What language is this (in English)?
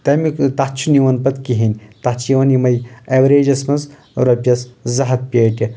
Kashmiri